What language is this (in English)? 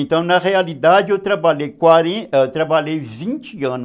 Portuguese